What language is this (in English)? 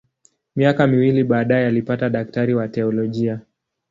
Swahili